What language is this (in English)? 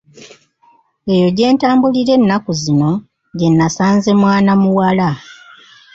Ganda